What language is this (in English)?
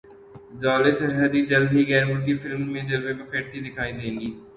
Urdu